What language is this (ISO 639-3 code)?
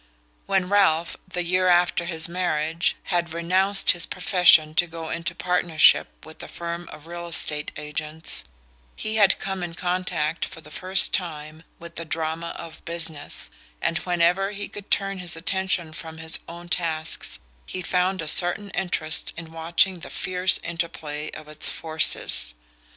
eng